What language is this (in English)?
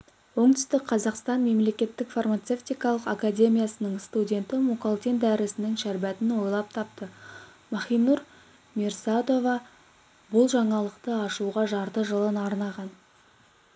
Kazakh